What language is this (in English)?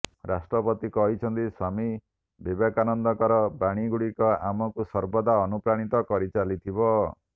Odia